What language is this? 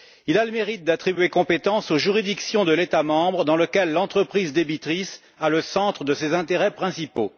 French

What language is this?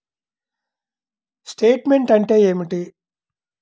Telugu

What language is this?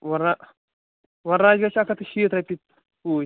Kashmiri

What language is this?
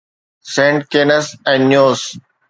Sindhi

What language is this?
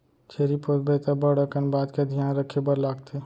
Chhattisgarhi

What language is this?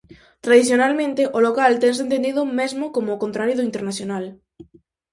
Galician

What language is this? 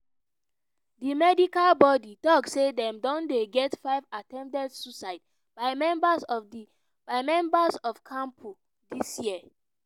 Nigerian Pidgin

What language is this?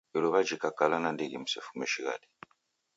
Taita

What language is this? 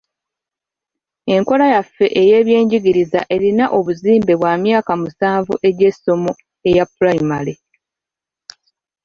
Ganda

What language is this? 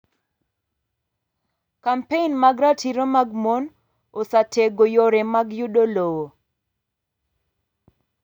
Luo (Kenya and Tanzania)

